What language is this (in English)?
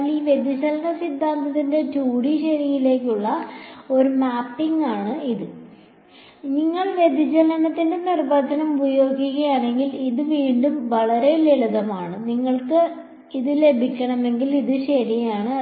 Malayalam